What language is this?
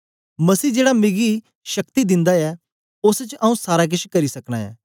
Dogri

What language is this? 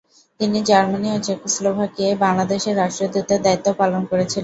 Bangla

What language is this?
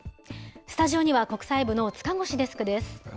Japanese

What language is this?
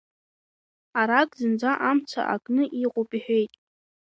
Abkhazian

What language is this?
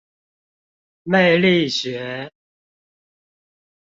Chinese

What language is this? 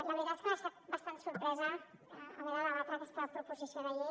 Catalan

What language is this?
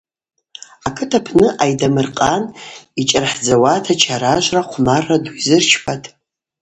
Abaza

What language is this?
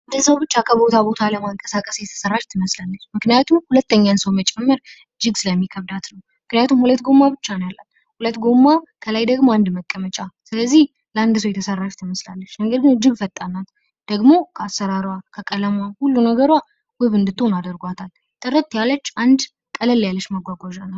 Amharic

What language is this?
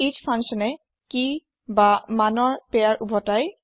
Assamese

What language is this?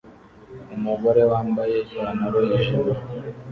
Kinyarwanda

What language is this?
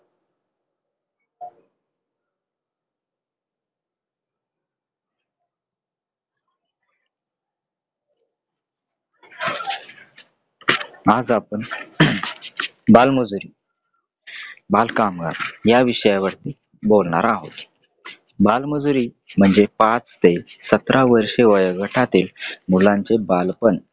Marathi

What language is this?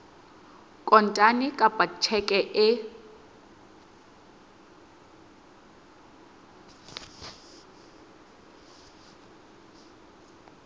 Southern Sotho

